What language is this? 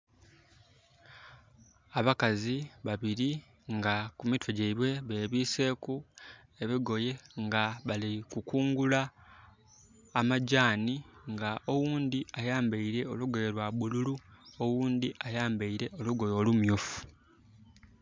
Soga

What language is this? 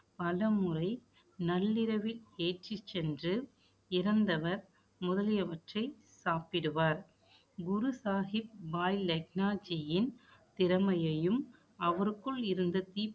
Tamil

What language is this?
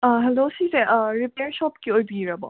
Manipuri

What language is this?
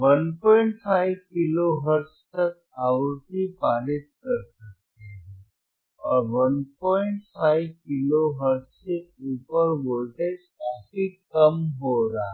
Hindi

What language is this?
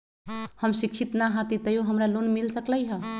Magahi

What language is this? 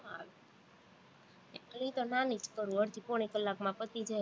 Gujarati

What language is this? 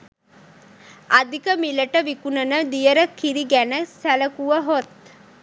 Sinhala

